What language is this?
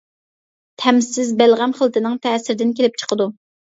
Uyghur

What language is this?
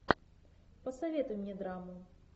Russian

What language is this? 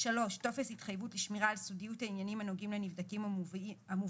Hebrew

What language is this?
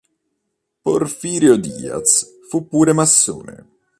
Italian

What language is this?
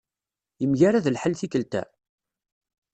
Kabyle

